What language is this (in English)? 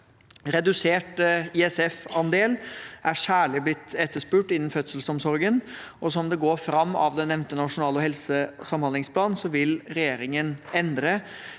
Norwegian